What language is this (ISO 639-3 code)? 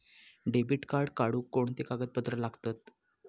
mar